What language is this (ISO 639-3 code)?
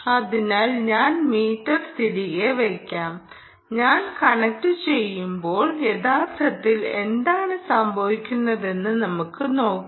mal